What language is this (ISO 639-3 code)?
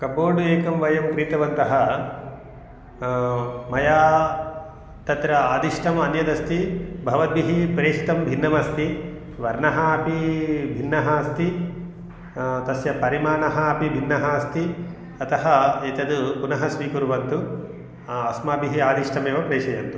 san